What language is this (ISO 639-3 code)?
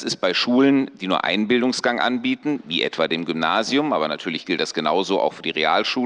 deu